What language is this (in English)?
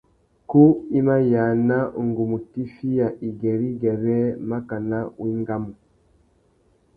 Tuki